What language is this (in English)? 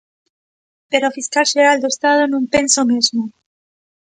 Galician